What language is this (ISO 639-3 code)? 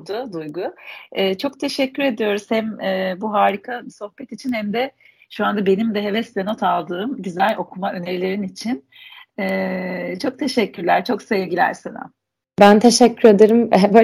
tur